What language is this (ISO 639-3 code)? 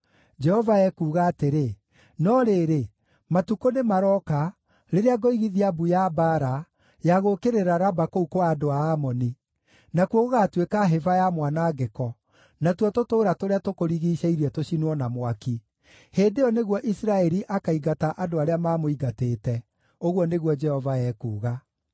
kik